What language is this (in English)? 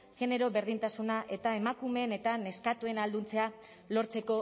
Basque